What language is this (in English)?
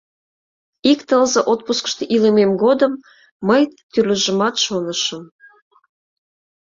Mari